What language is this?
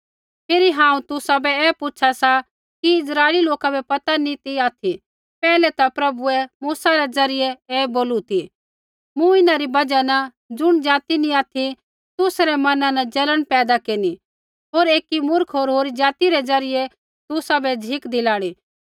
Kullu Pahari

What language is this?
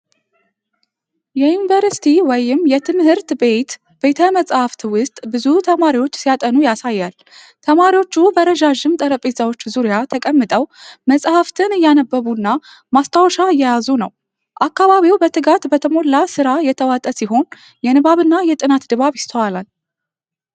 Amharic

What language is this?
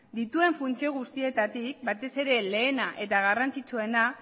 Basque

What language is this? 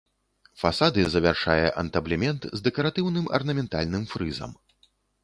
Belarusian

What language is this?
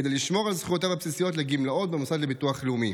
Hebrew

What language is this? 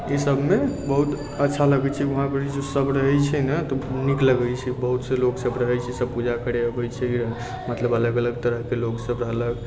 Maithili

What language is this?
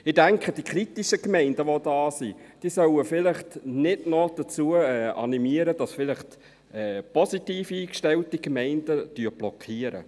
Swiss German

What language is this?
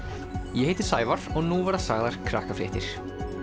Icelandic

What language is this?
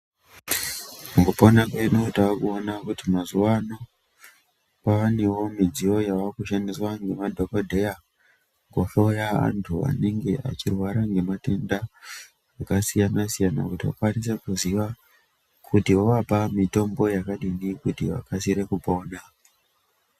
Ndau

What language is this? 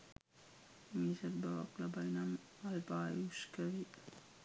Sinhala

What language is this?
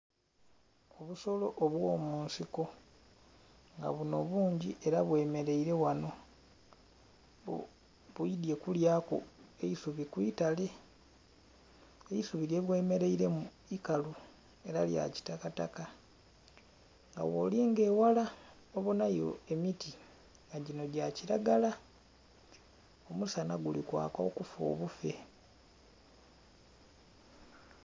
Soga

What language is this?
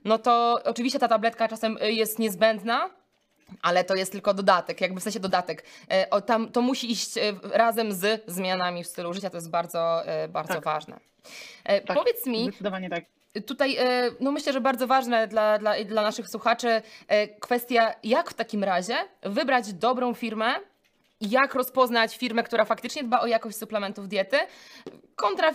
Polish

